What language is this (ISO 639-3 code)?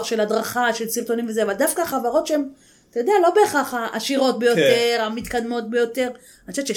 heb